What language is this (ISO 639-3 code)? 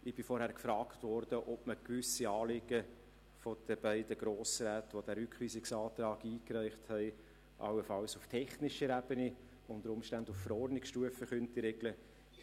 gsw